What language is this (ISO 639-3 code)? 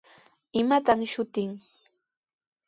qws